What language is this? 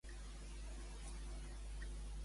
Catalan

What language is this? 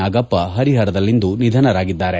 Kannada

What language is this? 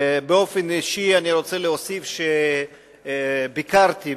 Hebrew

